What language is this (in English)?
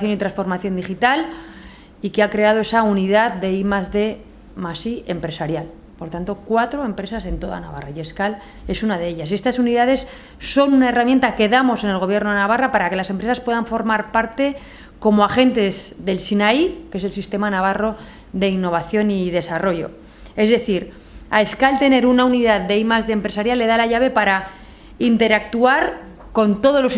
Spanish